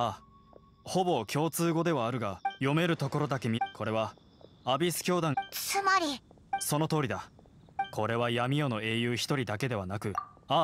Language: Japanese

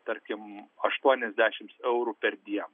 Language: Lithuanian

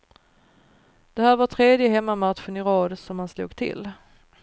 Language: Swedish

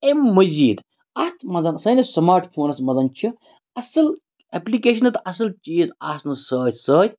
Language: Kashmiri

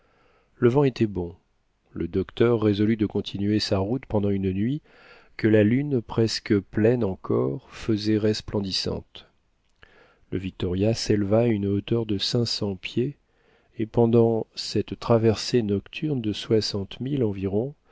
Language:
French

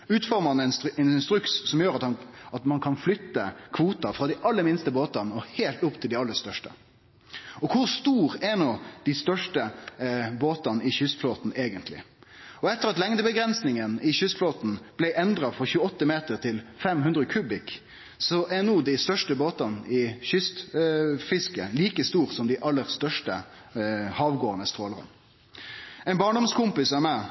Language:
Norwegian Nynorsk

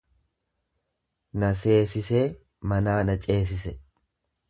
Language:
Oromo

